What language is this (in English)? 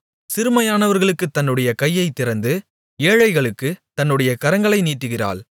Tamil